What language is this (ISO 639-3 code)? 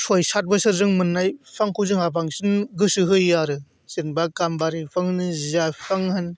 brx